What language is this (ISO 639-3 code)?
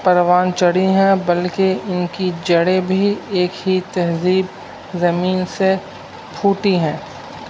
urd